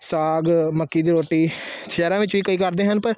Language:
Punjabi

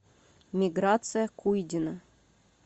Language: Russian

